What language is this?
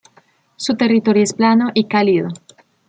Spanish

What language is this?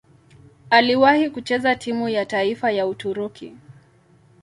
Swahili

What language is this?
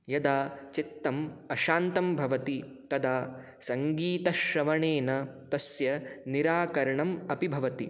Sanskrit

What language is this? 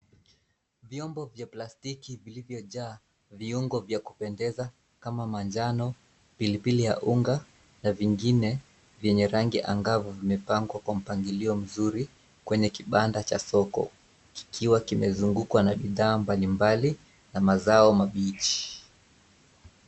Swahili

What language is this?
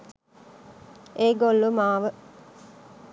Sinhala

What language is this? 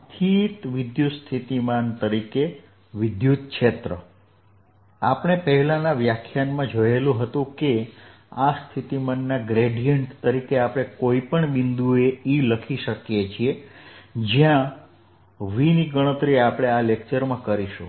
Gujarati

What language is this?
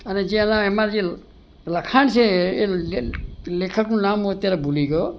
Gujarati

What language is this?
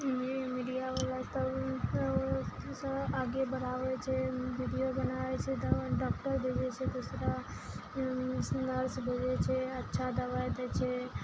Maithili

